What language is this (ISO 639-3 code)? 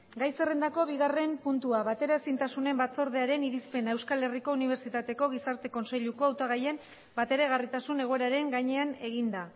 eus